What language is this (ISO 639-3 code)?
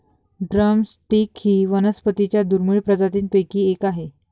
mar